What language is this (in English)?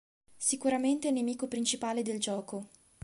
Italian